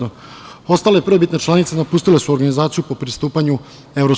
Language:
Serbian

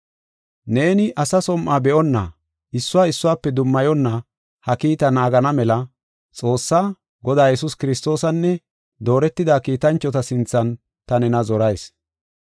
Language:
Gofa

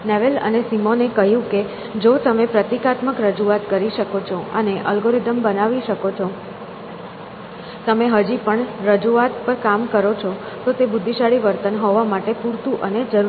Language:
Gujarati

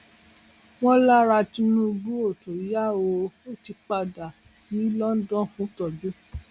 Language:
Yoruba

